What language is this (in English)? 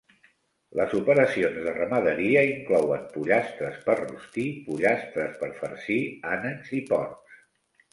Catalan